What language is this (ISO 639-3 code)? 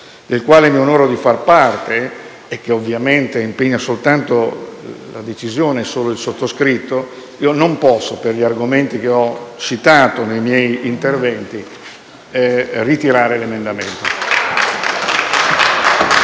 ita